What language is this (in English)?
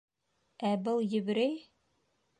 Bashkir